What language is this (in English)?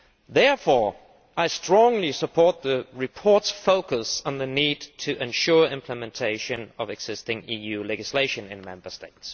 English